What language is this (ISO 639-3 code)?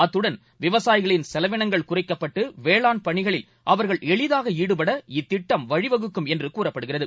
tam